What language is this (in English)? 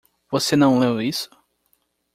Portuguese